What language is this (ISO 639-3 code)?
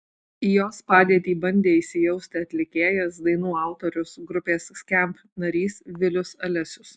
lit